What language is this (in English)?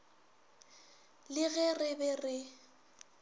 Northern Sotho